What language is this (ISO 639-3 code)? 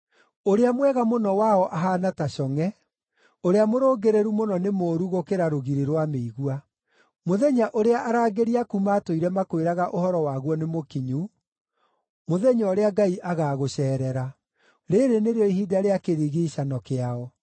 kik